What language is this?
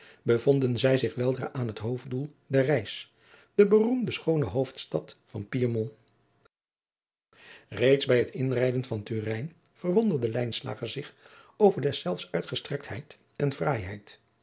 Dutch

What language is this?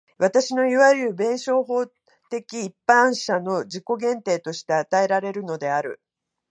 Japanese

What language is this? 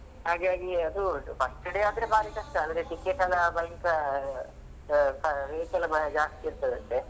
Kannada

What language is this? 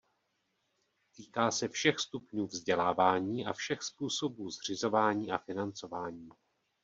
Czech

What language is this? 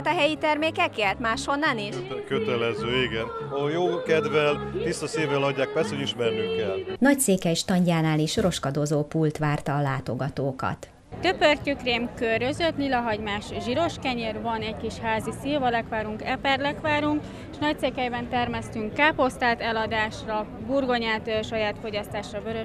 Hungarian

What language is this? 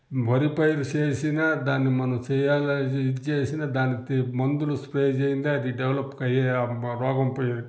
Telugu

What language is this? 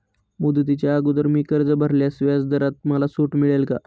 Marathi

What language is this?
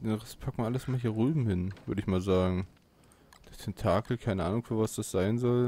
German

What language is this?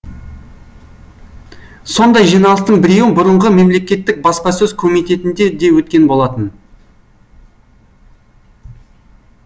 Kazakh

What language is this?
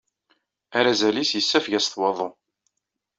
Kabyle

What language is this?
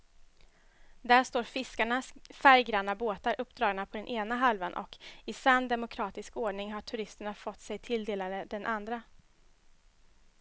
Swedish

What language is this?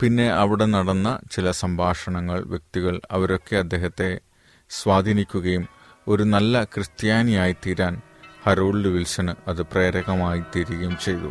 Malayalam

